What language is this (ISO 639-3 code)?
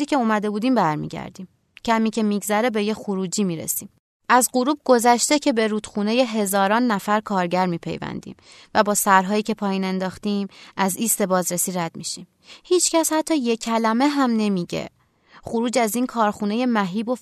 fas